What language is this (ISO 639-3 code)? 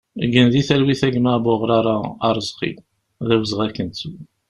kab